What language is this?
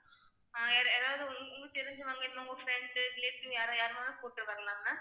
Tamil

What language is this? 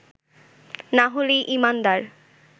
Bangla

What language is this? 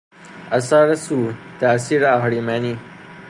Persian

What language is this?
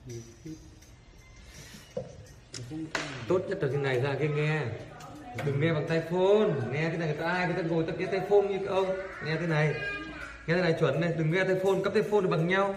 Vietnamese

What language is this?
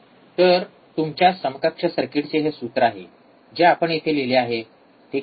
Marathi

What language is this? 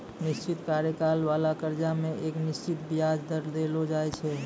Maithili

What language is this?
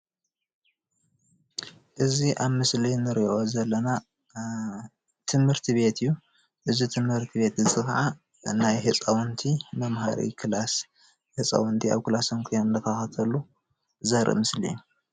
Tigrinya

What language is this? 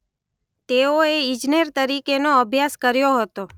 Gujarati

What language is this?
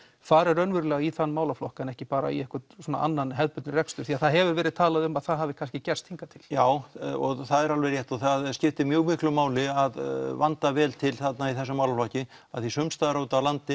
Icelandic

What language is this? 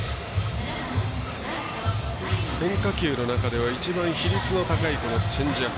Japanese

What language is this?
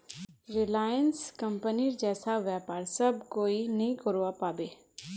Magahi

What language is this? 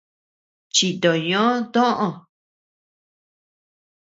Tepeuxila Cuicatec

